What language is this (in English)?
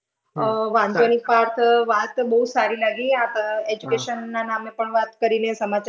Gujarati